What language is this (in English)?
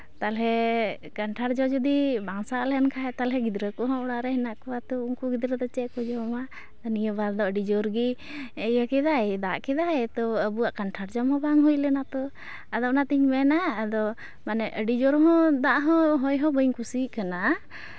Santali